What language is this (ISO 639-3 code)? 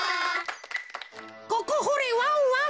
jpn